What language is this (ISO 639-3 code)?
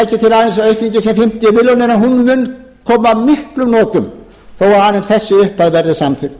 isl